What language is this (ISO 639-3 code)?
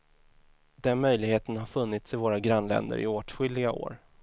swe